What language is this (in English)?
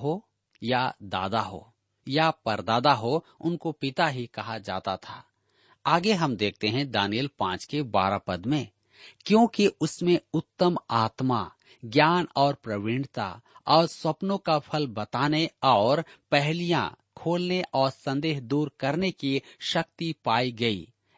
Hindi